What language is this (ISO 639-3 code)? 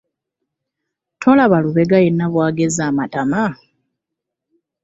lug